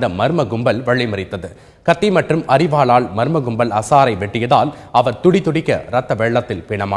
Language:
Italian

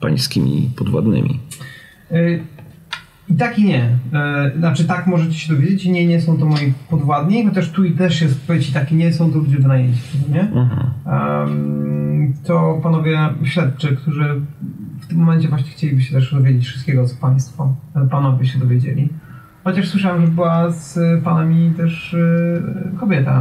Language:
Polish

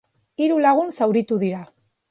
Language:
Basque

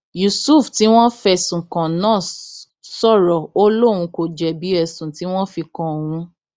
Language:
Yoruba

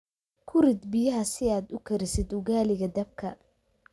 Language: Somali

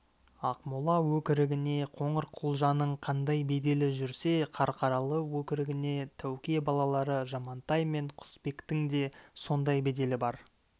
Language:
Kazakh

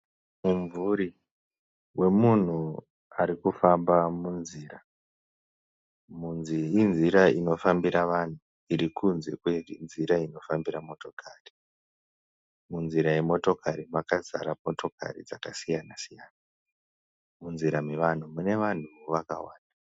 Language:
Shona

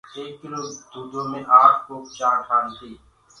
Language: Gurgula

